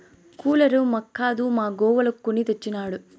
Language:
Telugu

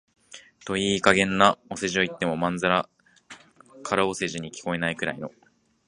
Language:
Japanese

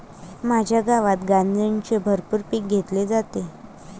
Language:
Marathi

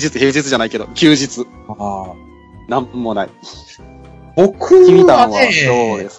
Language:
Japanese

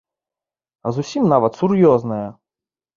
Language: Belarusian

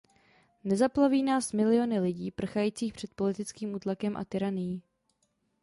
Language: Czech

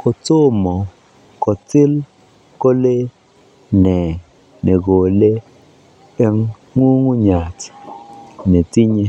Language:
Kalenjin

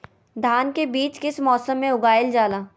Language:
Magahi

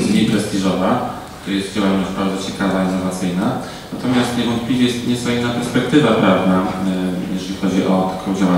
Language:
Polish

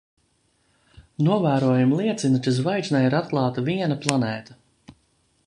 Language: Latvian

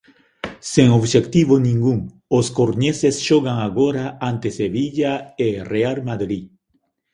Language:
Galician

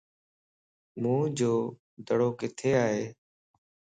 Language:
Lasi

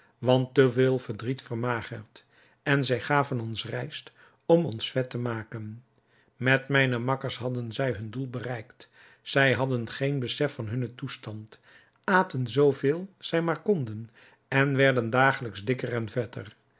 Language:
Dutch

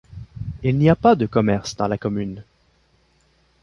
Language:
French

